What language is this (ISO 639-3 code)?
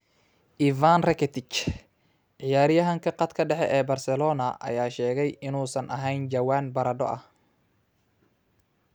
som